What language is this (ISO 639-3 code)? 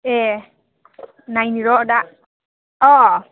brx